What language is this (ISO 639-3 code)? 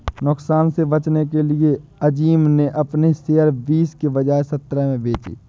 hin